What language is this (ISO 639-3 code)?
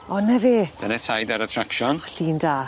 cym